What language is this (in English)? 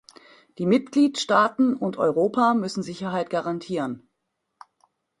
German